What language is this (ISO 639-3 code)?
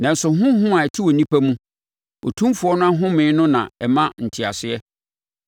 aka